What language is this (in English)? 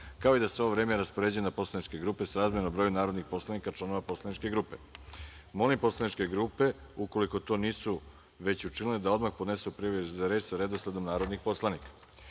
Serbian